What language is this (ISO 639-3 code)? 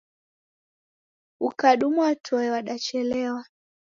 dav